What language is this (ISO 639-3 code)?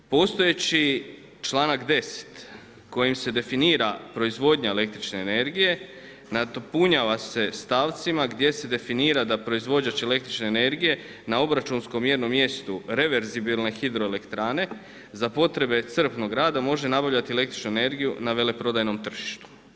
hrv